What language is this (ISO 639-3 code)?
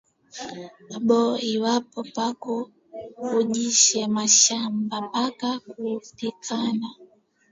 swa